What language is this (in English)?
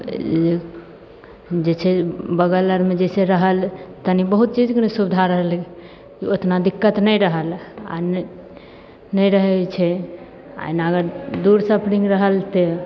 Maithili